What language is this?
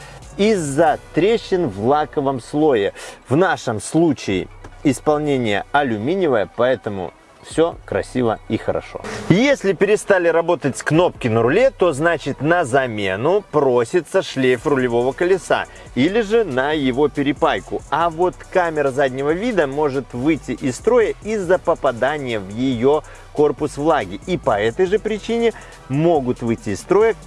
Russian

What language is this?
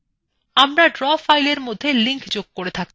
Bangla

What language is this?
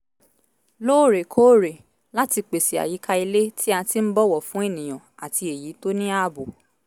Yoruba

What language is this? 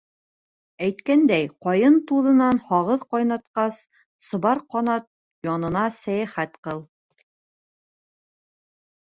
Bashkir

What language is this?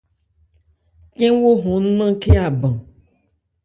Ebrié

